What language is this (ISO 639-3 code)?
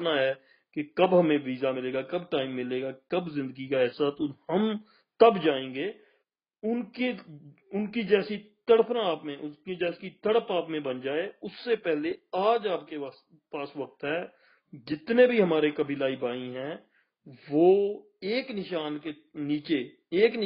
pan